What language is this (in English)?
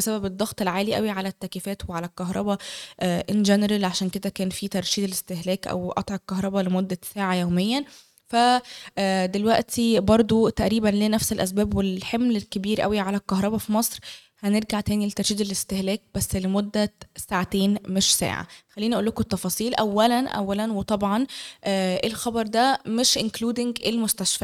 Arabic